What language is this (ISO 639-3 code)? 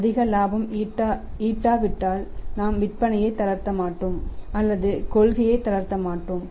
tam